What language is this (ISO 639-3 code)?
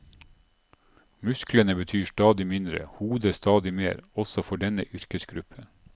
nor